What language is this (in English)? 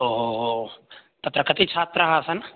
Sanskrit